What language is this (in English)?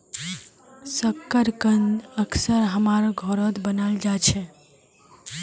Magahi